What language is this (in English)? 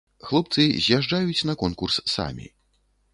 Belarusian